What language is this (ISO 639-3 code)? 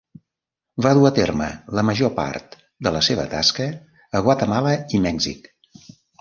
cat